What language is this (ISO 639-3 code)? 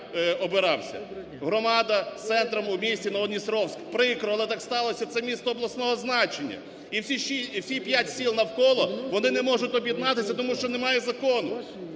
ukr